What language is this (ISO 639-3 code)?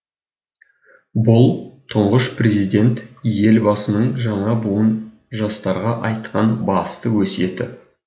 kaz